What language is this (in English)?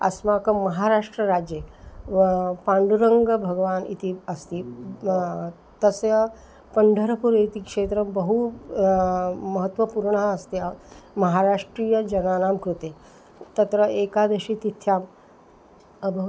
Sanskrit